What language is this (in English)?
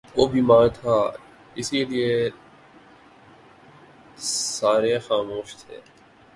Urdu